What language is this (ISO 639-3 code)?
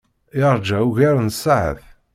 kab